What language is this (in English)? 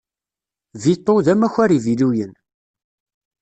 Kabyle